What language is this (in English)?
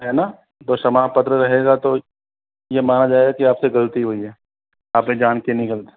Hindi